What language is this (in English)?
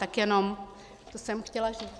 Czech